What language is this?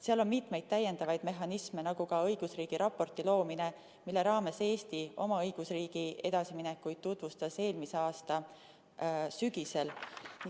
Estonian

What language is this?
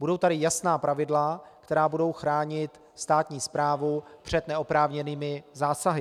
Czech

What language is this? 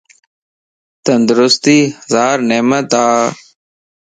Lasi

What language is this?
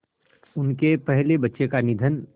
Hindi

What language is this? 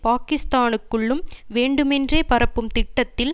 Tamil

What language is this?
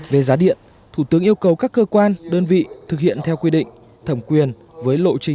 Vietnamese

